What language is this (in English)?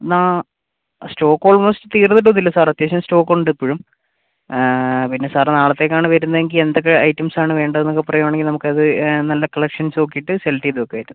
Malayalam